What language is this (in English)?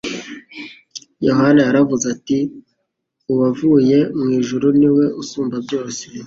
Kinyarwanda